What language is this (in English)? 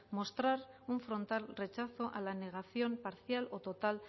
Spanish